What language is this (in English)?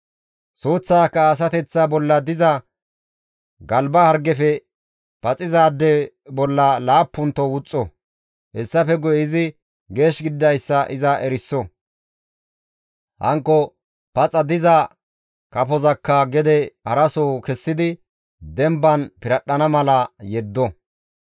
Gamo